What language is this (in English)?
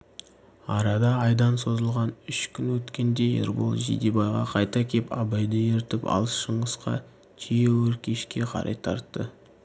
Kazakh